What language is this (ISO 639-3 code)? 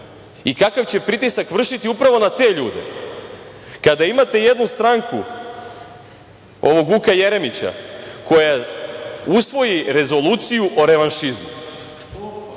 srp